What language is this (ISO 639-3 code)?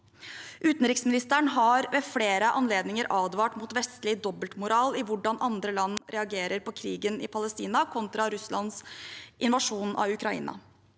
nor